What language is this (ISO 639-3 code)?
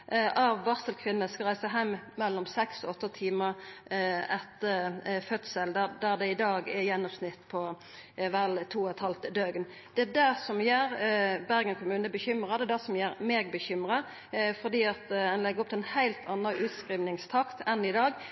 nno